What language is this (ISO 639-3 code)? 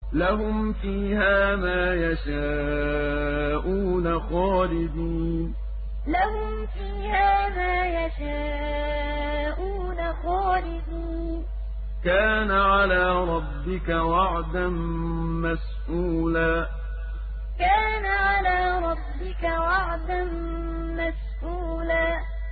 ara